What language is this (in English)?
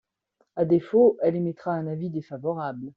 French